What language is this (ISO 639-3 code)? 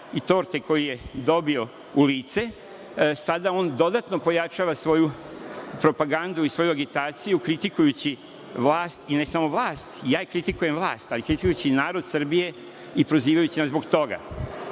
srp